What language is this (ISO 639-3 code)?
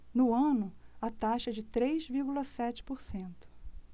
por